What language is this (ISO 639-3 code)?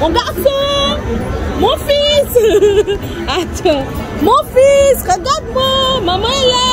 fra